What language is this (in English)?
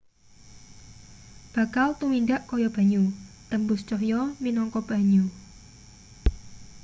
Javanese